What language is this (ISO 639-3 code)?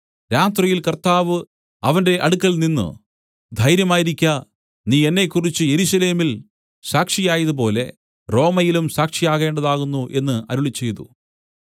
mal